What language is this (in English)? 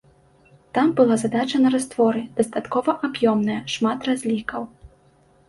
Belarusian